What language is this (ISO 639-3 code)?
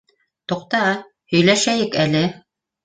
bak